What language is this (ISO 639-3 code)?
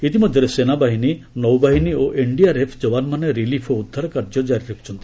ori